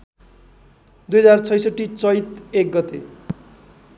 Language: Nepali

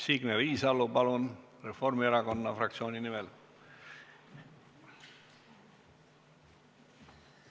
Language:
Estonian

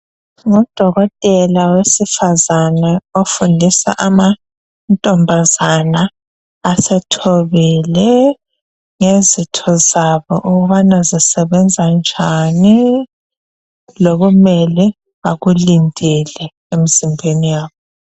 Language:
North Ndebele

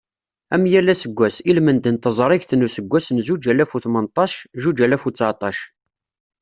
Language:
Kabyle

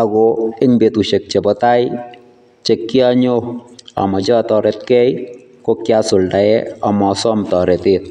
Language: Kalenjin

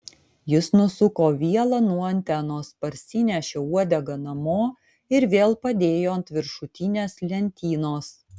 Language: Lithuanian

